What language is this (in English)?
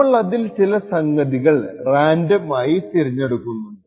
Malayalam